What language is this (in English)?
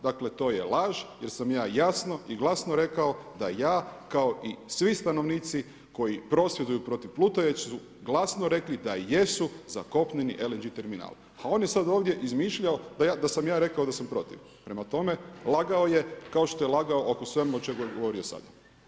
Croatian